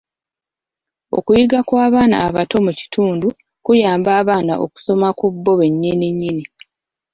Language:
Ganda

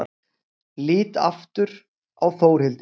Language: Icelandic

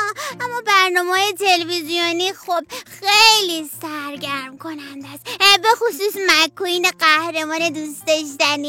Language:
Persian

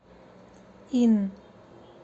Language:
Russian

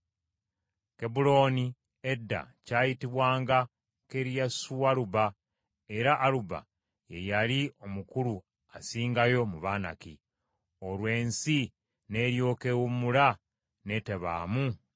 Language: Ganda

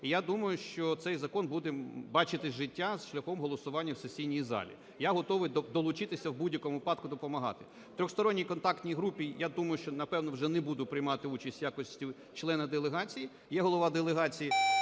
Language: Ukrainian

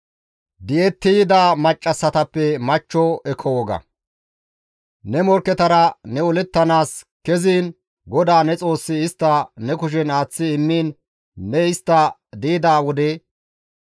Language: Gamo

